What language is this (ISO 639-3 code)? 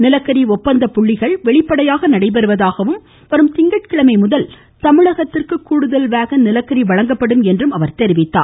tam